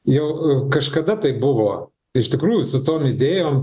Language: Lithuanian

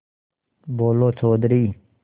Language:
Hindi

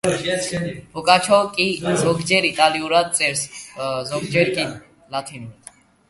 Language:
Georgian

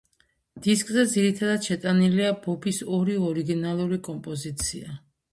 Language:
Georgian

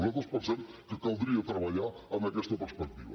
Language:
Catalan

